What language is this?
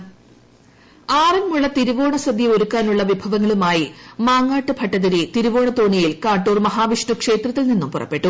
Malayalam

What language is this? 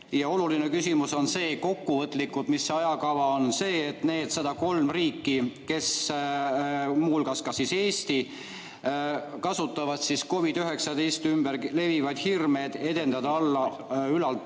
Estonian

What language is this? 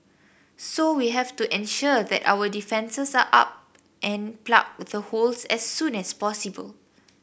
English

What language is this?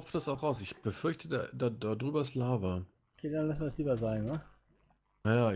German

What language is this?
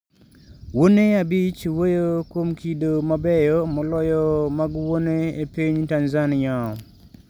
Luo (Kenya and Tanzania)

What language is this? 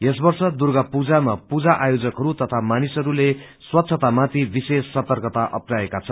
Nepali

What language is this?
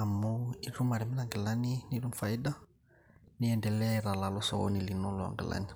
Masai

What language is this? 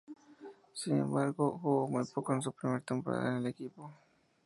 Spanish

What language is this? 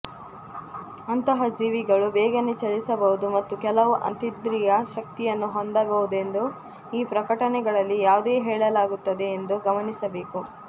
Kannada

